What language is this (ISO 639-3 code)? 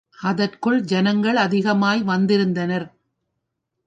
tam